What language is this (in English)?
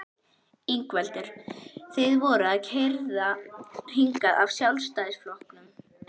Icelandic